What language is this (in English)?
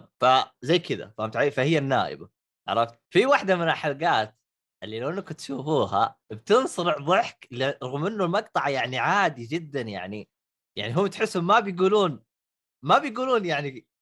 Arabic